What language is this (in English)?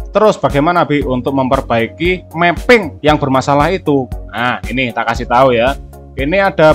Indonesian